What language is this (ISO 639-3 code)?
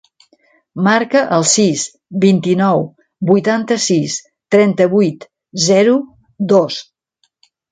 cat